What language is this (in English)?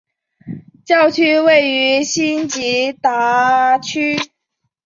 Chinese